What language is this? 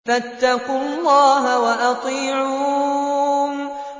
Arabic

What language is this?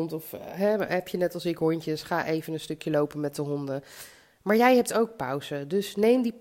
Dutch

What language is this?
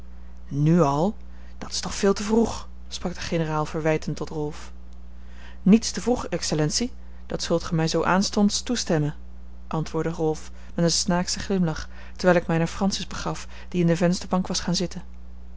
Dutch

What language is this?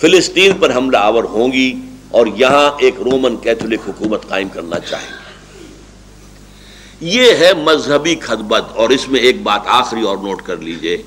Urdu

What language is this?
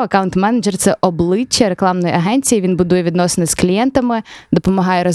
Ukrainian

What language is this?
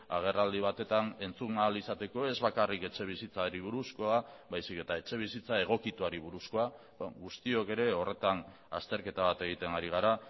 Basque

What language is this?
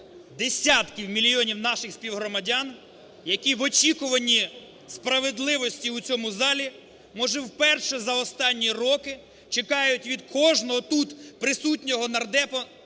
Ukrainian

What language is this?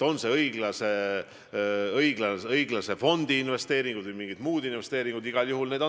Estonian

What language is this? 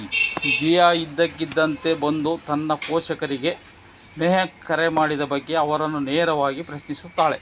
Kannada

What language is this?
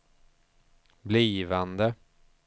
Swedish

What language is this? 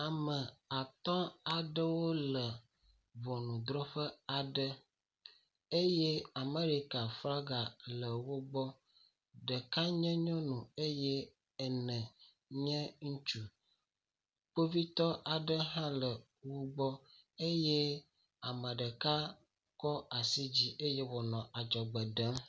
Ewe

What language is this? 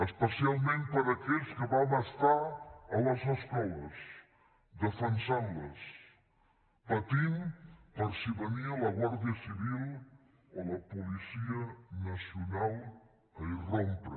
Catalan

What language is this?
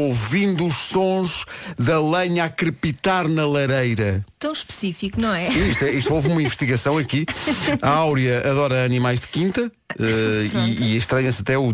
Portuguese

